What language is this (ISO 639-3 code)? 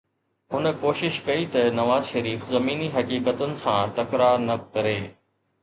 snd